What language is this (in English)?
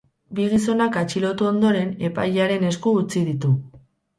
Basque